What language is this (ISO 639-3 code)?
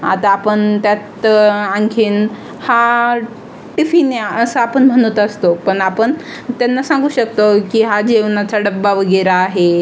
mar